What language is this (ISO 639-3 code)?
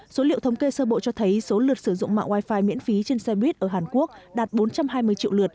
vie